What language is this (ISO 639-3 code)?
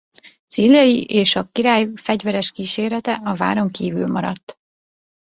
hun